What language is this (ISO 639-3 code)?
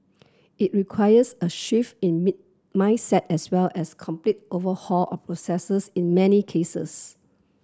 eng